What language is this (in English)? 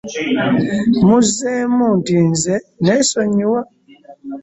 Ganda